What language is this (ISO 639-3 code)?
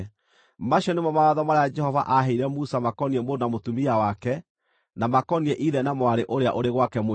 kik